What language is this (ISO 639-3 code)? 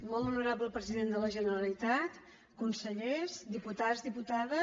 cat